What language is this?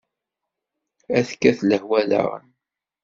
Kabyle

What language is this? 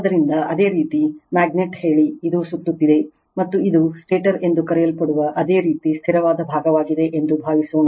Kannada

